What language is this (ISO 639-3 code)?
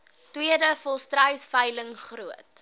afr